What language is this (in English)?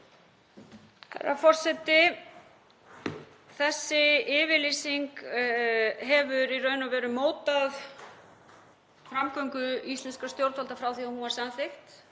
Icelandic